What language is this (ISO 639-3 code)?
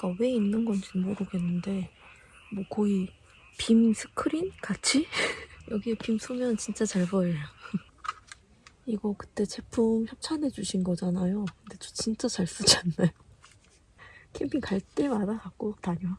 kor